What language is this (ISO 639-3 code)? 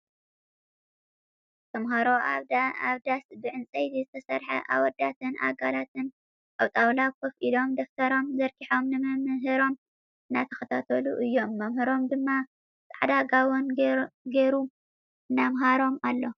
tir